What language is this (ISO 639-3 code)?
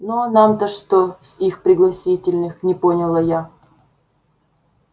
rus